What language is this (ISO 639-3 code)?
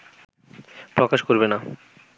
ben